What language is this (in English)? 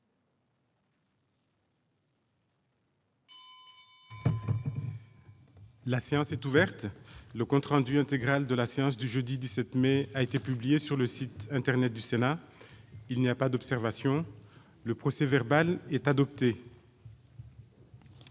French